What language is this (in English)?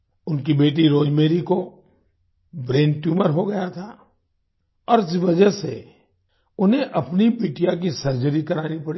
Hindi